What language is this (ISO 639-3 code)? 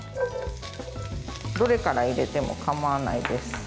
jpn